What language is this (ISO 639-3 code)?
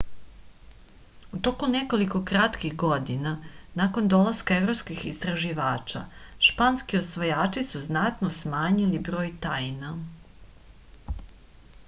srp